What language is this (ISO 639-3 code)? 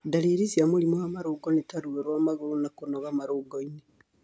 kik